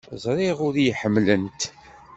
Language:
Kabyle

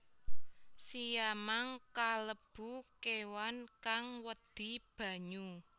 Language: Javanese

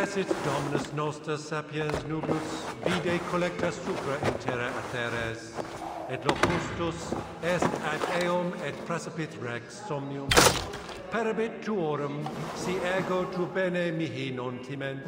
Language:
Dutch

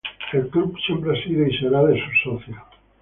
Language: Spanish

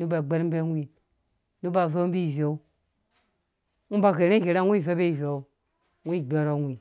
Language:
Dũya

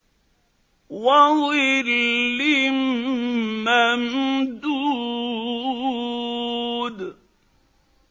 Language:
Arabic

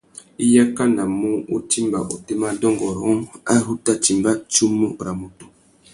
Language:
Tuki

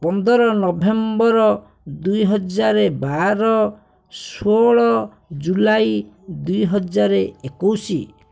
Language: Odia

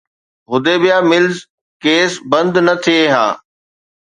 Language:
Sindhi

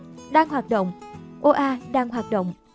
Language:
Vietnamese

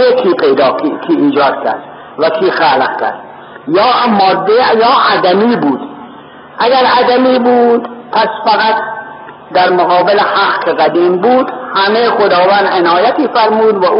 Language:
Persian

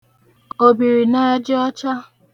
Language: Igbo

